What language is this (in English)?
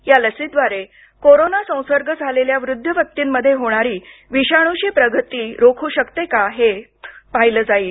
Marathi